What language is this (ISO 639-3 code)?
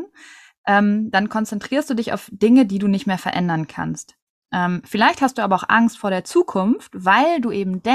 deu